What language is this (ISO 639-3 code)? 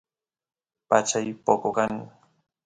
qus